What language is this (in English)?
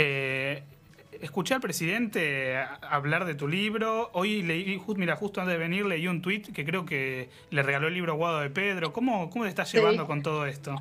Spanish